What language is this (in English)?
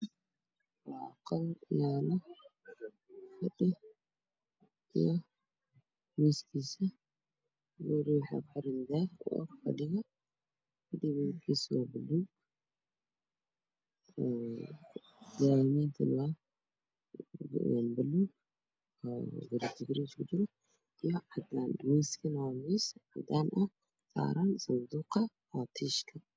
Somali